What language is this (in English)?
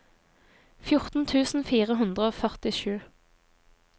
Norwegian